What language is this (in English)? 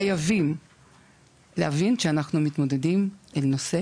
Hebrew